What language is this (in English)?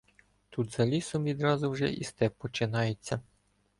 Ukrainian